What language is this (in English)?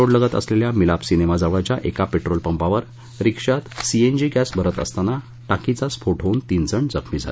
Marathi